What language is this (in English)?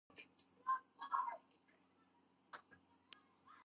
Georgian